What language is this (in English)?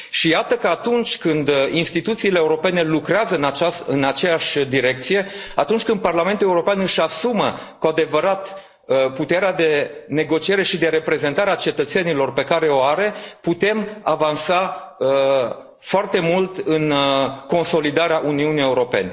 Romanian